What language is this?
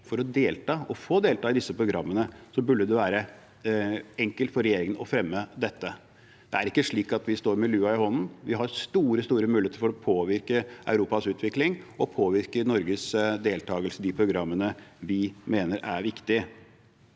Norwegian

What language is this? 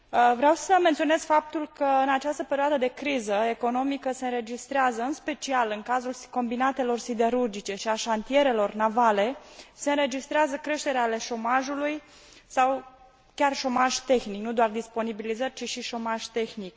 Romanian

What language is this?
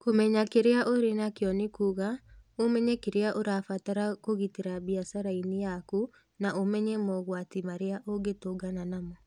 Kikuyu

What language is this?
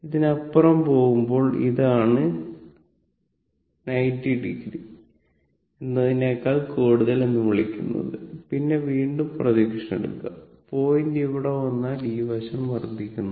Malayalam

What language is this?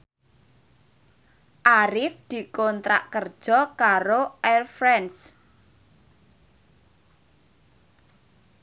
Javanese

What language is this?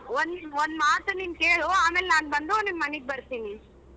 Kannada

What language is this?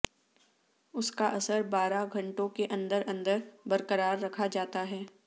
Urdu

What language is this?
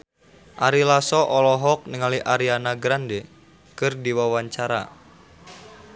Sundanese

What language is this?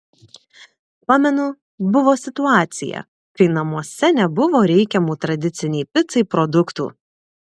Lithuanian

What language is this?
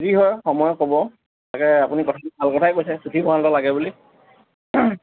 Assamese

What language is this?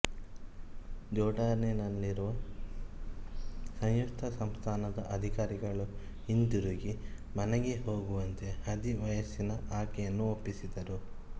Kannada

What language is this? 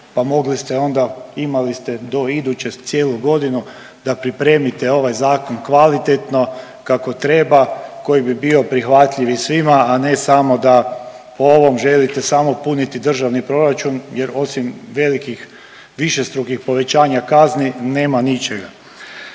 Croatian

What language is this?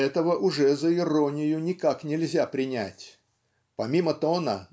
Russian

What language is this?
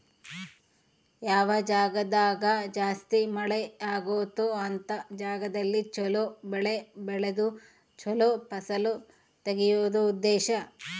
Kannada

